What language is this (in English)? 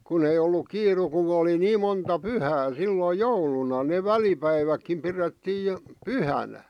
Finnish